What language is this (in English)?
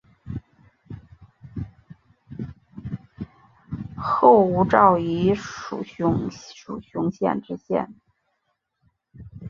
Chinese